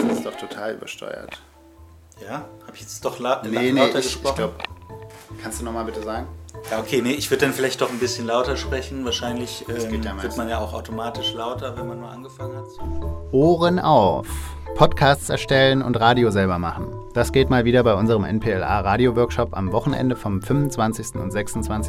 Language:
German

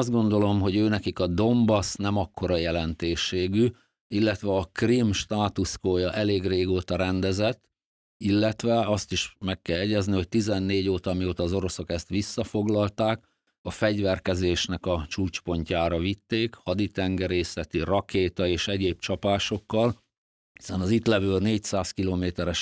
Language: Hungarian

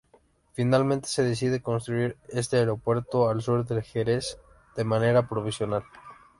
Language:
Spanish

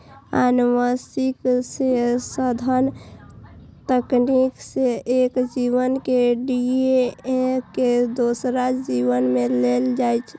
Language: Maithili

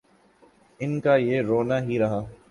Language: Urdu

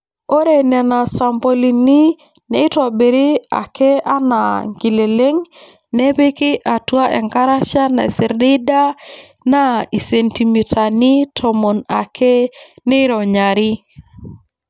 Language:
Masai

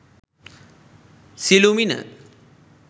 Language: Sinhala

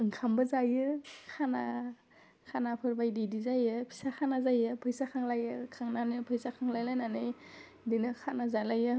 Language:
Bodo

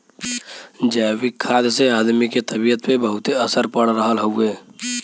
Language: Bhojpuri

